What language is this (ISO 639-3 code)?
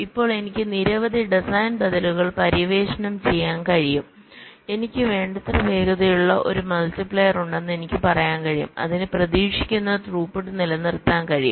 mal